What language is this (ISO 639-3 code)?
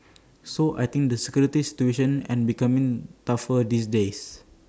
eng